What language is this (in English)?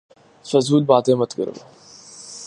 Urdu